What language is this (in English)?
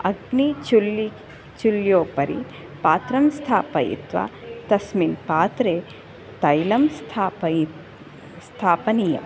Sanskrit